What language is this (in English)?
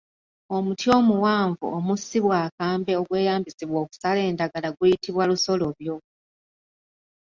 Ganda